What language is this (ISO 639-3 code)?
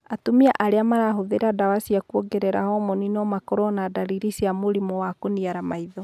kik